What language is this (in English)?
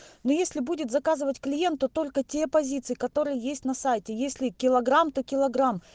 Russian